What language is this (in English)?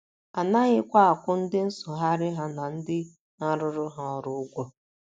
Igbo